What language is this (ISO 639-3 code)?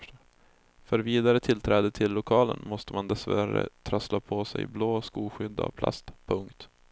swe